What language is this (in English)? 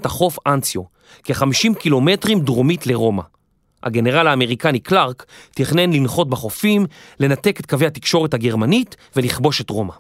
Hebrew